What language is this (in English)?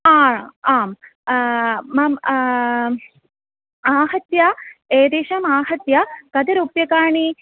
Sanskrit